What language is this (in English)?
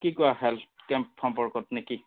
Assamese